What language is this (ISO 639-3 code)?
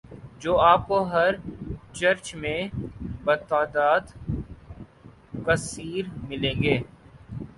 urd